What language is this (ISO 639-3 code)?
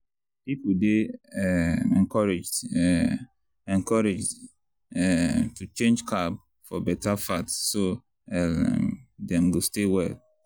pcm